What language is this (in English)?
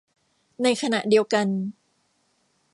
Thai